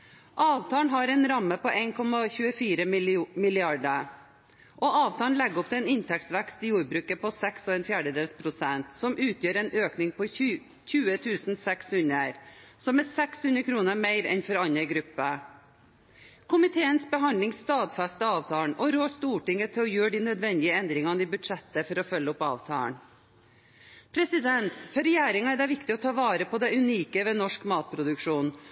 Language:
Norwegian Bokmål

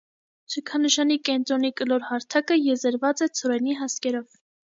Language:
Armenian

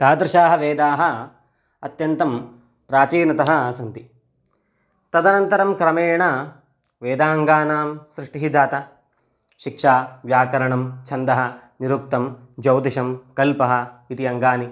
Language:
Sanskrit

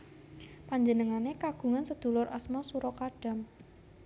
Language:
Javanese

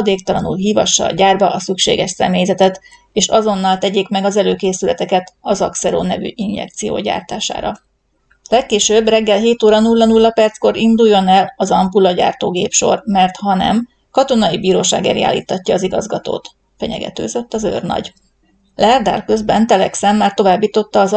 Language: Hungarian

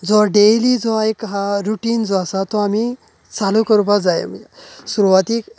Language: Konkani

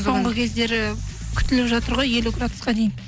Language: Kazakh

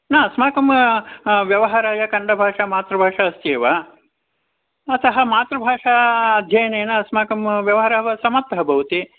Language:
Sanskrit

